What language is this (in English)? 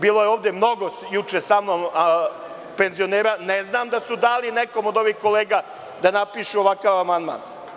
Serbian